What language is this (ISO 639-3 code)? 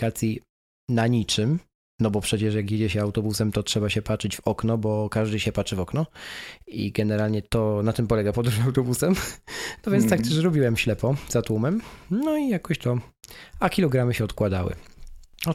pol